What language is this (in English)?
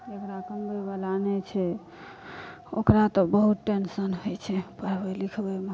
Maithili